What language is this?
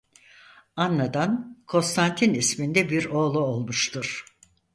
Turkish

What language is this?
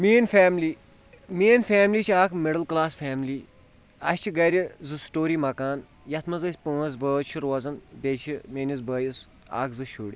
Kashmiri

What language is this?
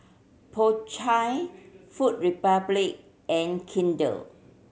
English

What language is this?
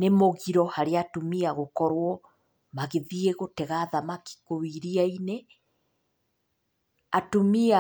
Kikuyu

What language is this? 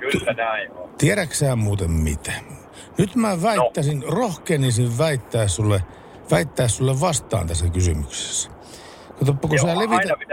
Finnish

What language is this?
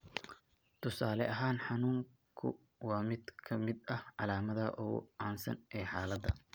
Somali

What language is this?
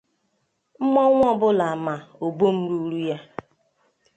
Igbo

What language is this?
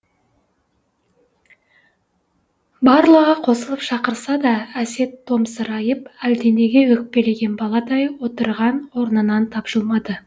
Kazakh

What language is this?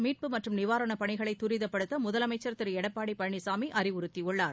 Tamil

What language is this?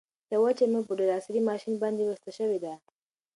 Pashto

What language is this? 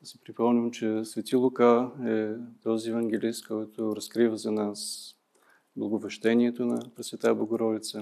Bulgarian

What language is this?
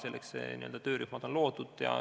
Estonian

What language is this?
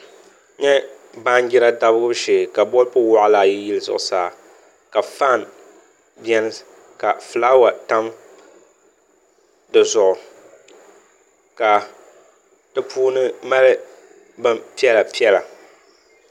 Dagbani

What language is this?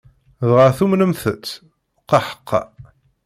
Kabyle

